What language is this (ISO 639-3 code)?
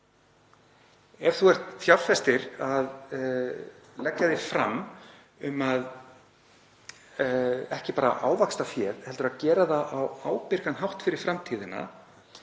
isl